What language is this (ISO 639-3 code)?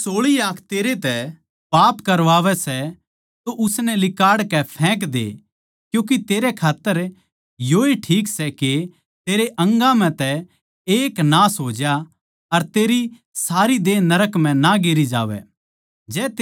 bgc